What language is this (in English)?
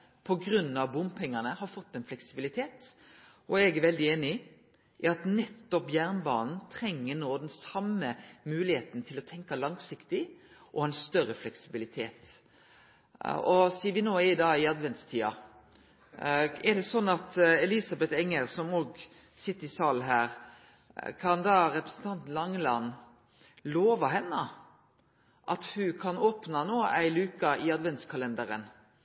Norwegian Nynorsk